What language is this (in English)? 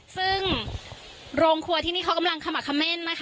Thai